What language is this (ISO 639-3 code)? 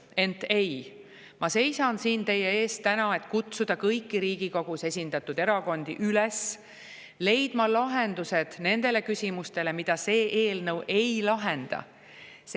est